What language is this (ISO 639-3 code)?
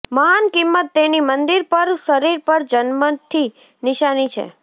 guj